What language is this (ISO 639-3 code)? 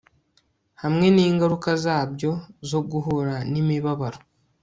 kin